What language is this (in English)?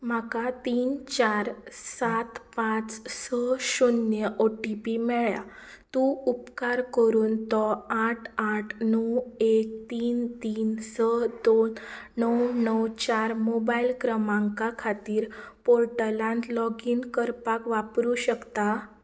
Konkani